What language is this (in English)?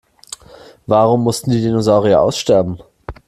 German